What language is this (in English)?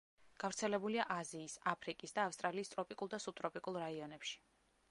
Georgian